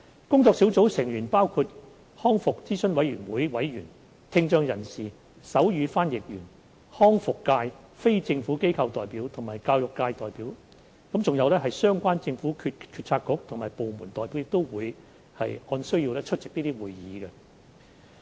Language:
Cantonese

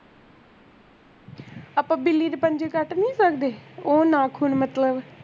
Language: Punjabi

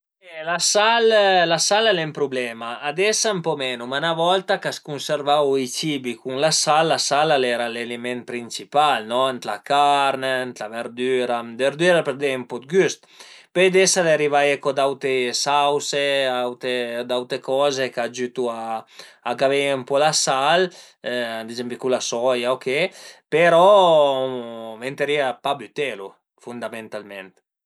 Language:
Piedmontese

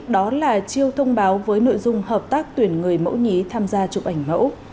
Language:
Vietnamese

